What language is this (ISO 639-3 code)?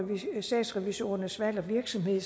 dan